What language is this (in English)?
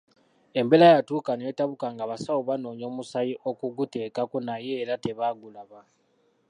Ganda